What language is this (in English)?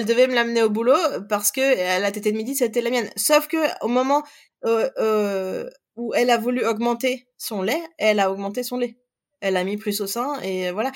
French